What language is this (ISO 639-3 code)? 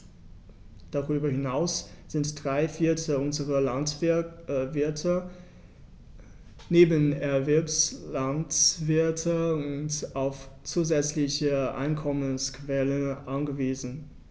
deu